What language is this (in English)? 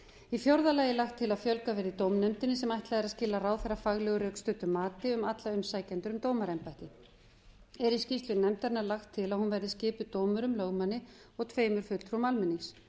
Icelandic